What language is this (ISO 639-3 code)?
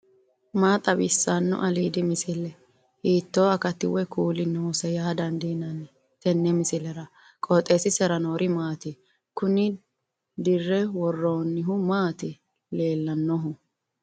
sid